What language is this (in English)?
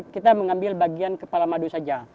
Indonesian